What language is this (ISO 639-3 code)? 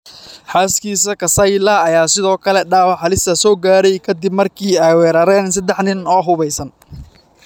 som